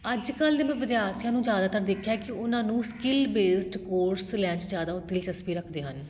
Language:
Punjabi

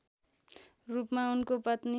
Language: Nepali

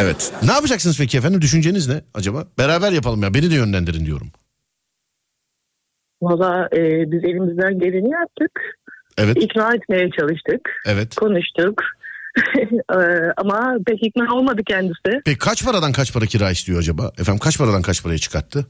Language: Turkish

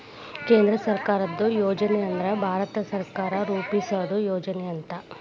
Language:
Kannada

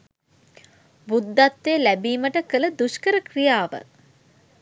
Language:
Sinhala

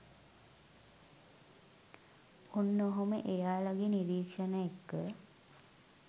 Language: Sinhala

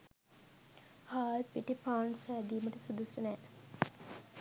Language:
Sinhala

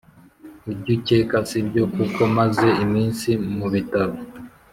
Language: Kinyarwanda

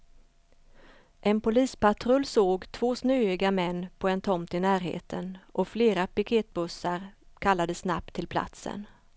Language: Swedish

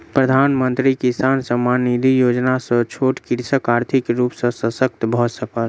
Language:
Maithili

